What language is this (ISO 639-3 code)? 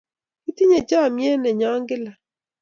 kln